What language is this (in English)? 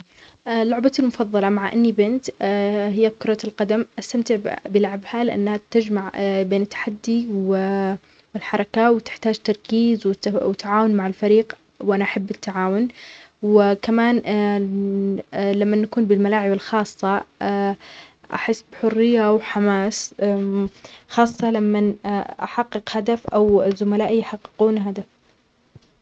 Omani Arabic